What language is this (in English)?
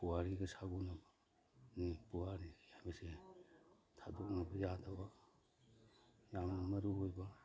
Manipuri